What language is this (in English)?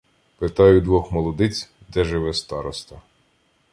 Ukrainian